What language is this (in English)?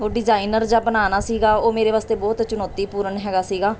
Punjabi